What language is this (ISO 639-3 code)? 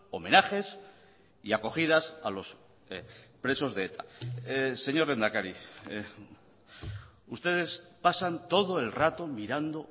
spa